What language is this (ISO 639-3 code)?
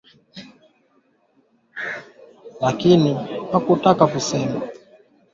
swa